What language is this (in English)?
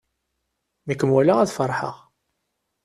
Kabyle